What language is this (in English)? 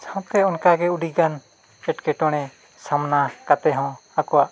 Santali